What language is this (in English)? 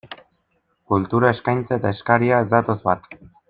Basque